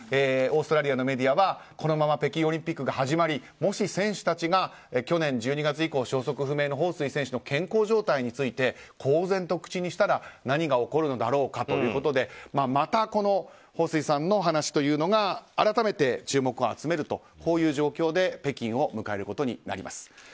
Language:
Japanese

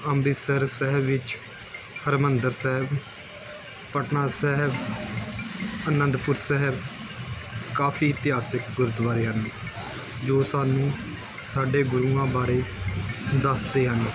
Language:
Punjabi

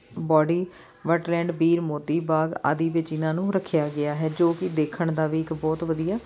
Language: Punjabi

